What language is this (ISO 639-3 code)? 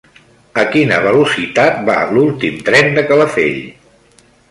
cat